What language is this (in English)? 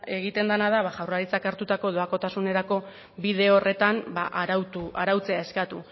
Basque